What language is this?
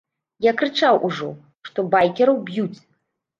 Belarusian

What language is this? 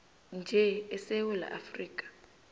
South Ndebele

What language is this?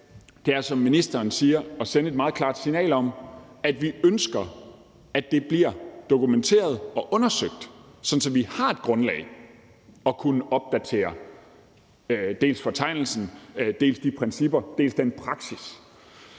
Danish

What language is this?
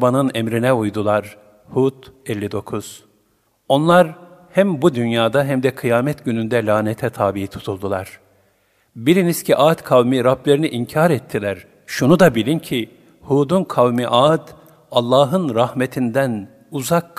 Turkish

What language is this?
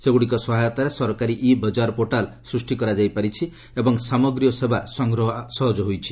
Odia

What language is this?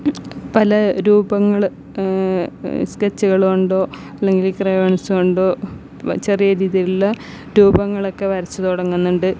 Malayalam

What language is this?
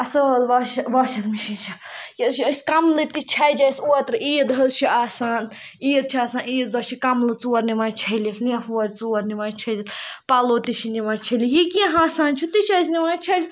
Kashmiri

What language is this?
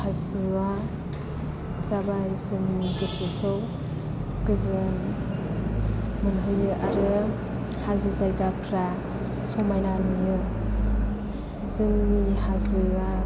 Bodo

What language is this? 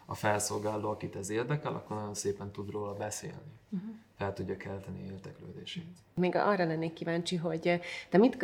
Hungarian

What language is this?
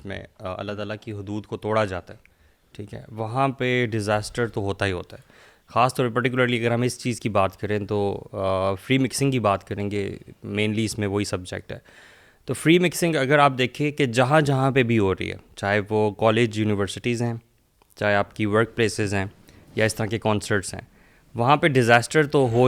Urdu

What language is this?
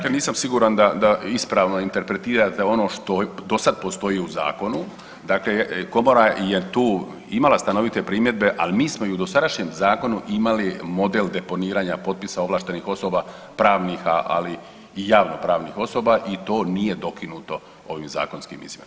Croatian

